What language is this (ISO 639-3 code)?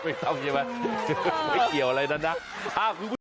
tha